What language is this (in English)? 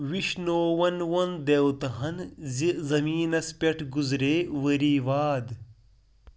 Kashmiri